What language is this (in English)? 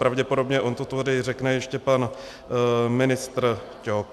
Czech